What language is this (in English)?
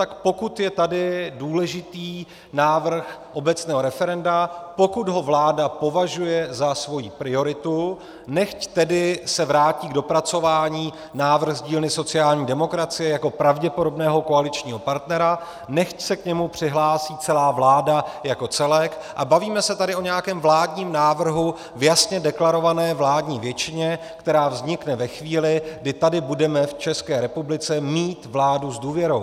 Czech